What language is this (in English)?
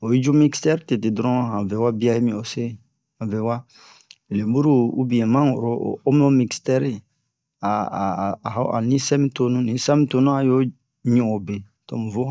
Bomu